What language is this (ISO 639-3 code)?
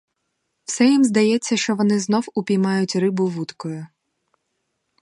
ukr